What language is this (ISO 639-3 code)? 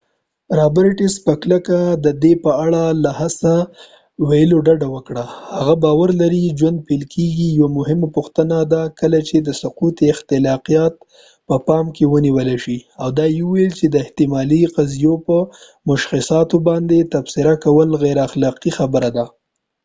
pus